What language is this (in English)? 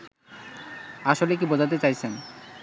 Bangla